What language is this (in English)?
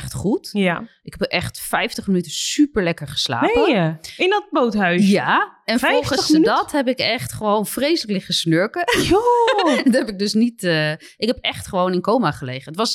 Dutch